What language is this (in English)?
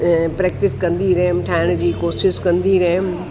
Sindhi